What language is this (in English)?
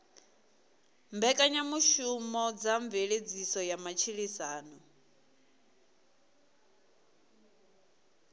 Venda